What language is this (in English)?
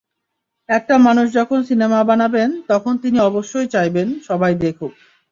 Bangla